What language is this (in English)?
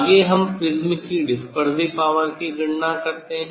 Hindi